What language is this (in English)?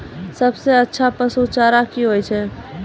Maithili